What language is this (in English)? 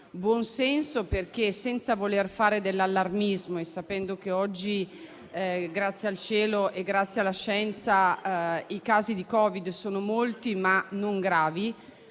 Italian